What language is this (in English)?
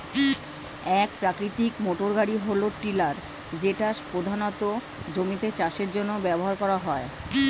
Bangla